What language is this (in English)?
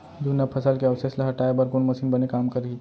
Chhattisgarhi